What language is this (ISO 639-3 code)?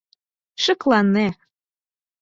chm